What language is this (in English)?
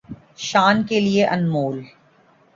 Urdu